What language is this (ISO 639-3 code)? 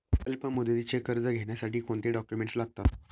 mar